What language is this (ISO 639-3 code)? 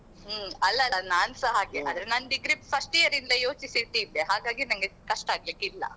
kan